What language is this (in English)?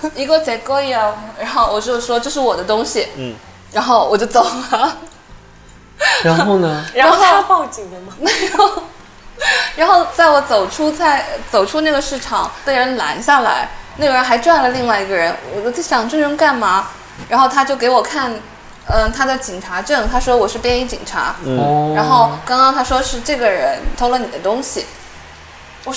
Chinese